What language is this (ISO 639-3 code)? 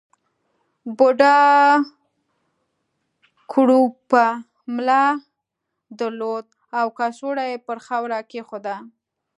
pus